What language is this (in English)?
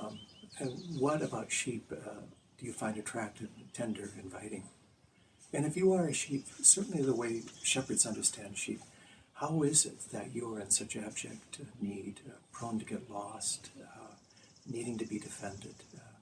English